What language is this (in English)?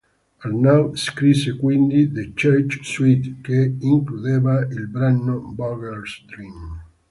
Italian